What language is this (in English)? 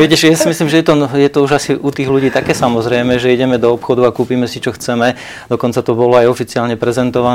Slovak